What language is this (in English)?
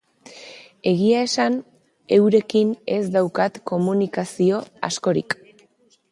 Basque